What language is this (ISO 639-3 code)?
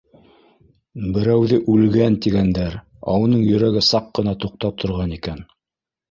bak